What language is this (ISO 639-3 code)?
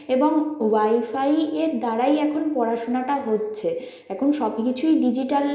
ben